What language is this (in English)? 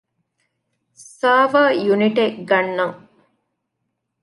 Divehi